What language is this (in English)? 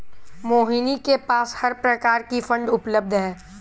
Hindi